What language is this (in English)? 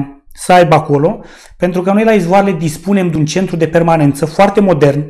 Romanian